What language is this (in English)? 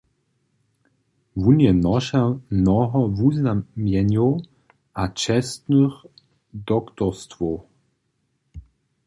Upper Sorbian